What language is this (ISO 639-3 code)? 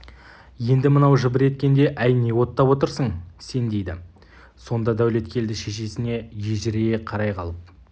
kaz